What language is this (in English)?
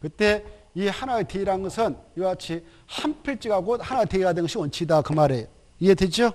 Korean